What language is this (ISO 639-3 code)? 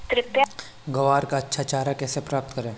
hin